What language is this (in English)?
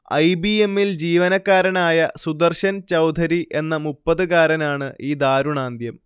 Malayalam